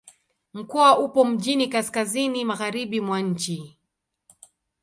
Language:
Swahili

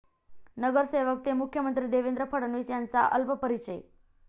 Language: Marathi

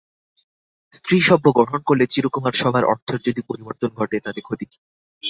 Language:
Bangla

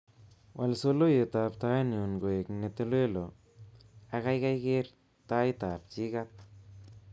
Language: Kalenjin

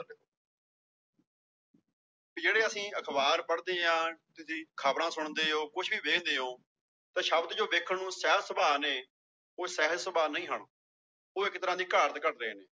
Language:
Punjabi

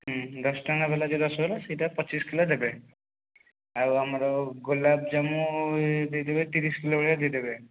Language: Odia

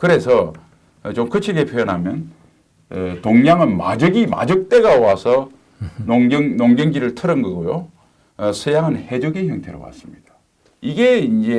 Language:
Korean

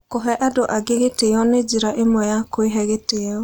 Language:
Kikuyu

